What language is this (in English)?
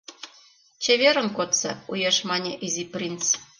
Mari